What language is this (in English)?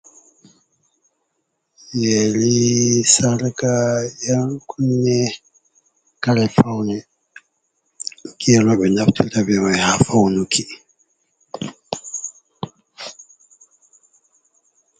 Fula